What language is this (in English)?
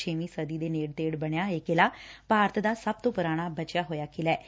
Punjabi